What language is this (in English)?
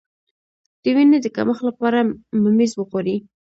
Pashto